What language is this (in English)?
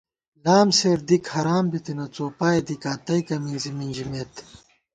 Gawar-Bati